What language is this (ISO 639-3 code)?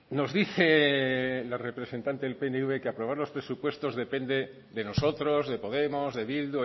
spa